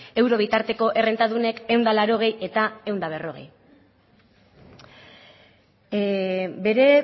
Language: Basque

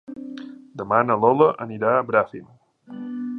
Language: Catalan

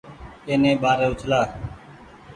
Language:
Goaria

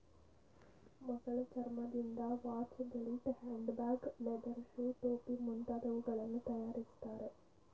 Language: Kannada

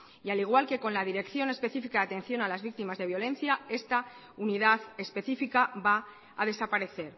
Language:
Spanish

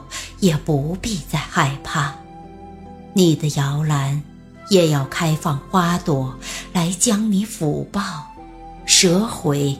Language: Chinese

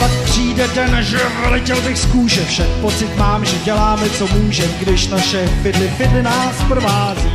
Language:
Czech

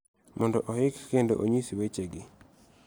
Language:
Luo (Kenya and Tanzania)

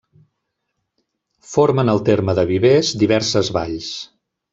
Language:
Catalan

